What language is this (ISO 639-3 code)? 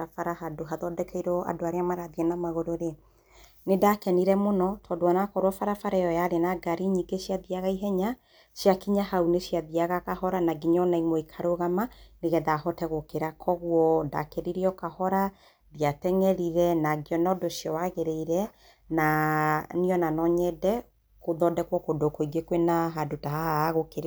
kik